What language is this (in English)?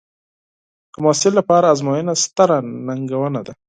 Pashto